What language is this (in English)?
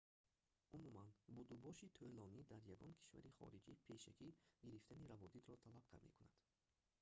Tajik